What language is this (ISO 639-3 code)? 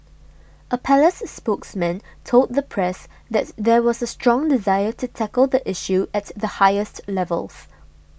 eng